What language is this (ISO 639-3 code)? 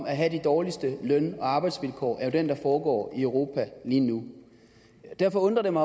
dan